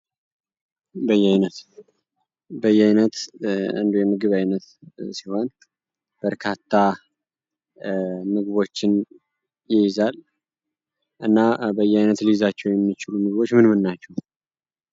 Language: Amharic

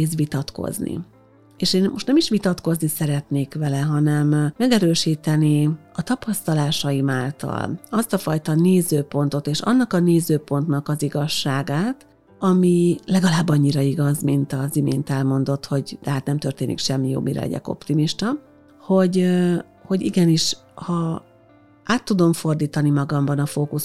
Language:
Hungarian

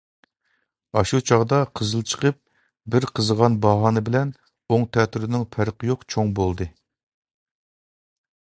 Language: Uyghur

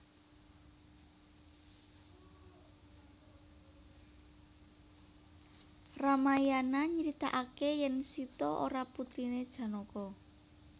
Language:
Javanese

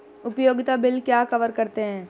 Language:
Hindi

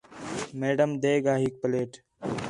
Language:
Khetrani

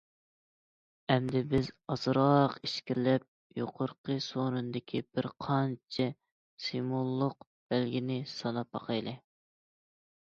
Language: Uyghur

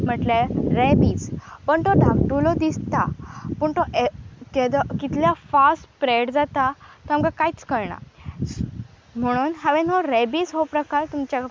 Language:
Konkani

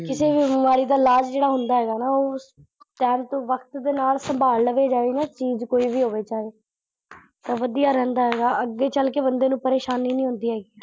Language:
Punjabi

